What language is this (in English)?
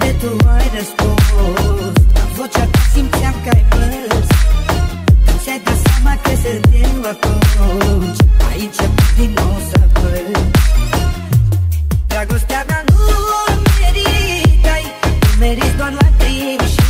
Romanian